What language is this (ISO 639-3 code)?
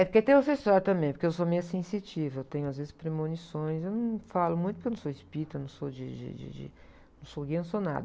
por